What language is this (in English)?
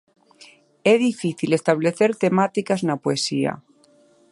Galician